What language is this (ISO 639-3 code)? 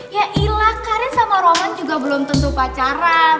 ind